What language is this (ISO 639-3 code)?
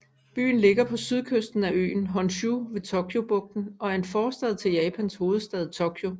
dan